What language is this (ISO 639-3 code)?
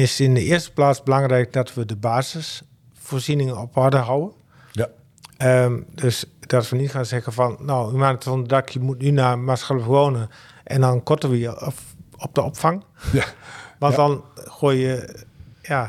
nld